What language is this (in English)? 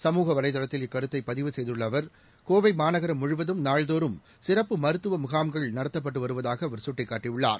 Tamil